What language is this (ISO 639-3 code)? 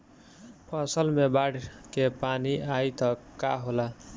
bho